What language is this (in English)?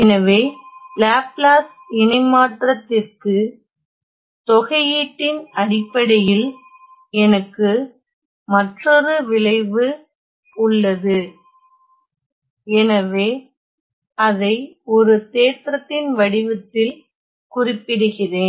Tamil